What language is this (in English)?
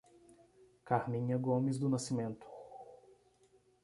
Portuguese